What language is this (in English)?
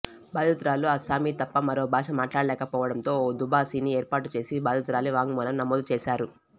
Telugu